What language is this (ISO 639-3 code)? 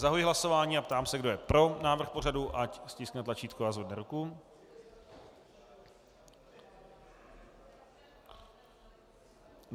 ces